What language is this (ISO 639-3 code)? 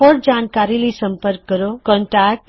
pan